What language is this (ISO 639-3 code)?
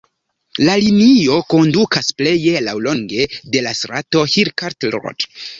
epo